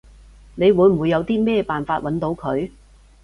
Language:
Cantonese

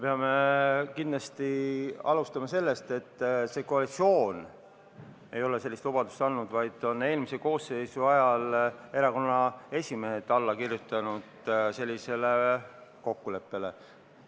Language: Estonian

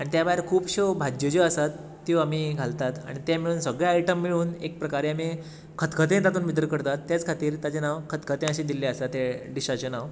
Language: Konkani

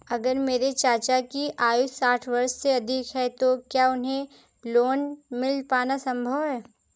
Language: Hindi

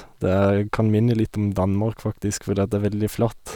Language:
Norwegian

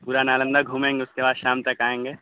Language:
Urdu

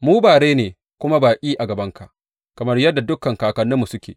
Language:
Hausa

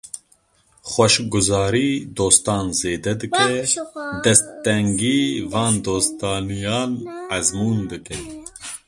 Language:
Kurdish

